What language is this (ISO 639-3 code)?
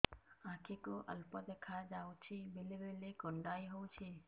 ori